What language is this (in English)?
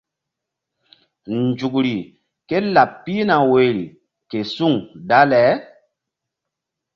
Mbum